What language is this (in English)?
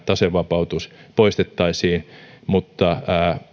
Finnish